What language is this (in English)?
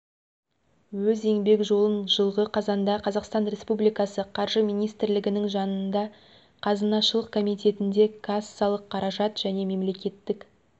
Kazakh